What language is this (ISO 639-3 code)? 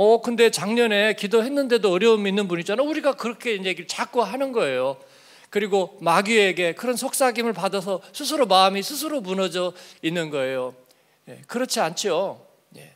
kor